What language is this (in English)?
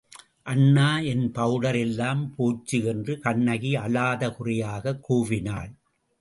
Tamil